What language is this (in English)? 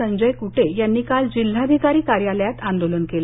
Marathi